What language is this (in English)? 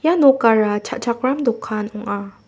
Garo